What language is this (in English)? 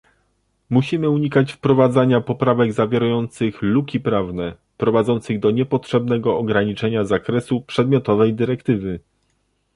Polish